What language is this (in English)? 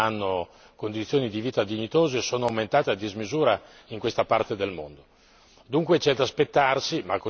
Italian